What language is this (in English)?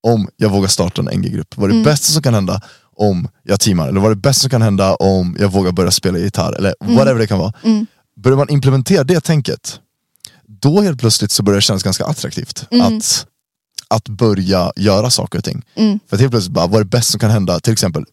Swedish